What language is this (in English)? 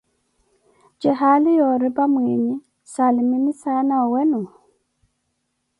Koti